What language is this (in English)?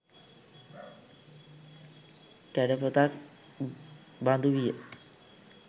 Sinhala